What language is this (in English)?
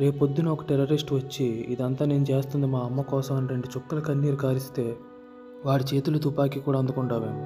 Telugu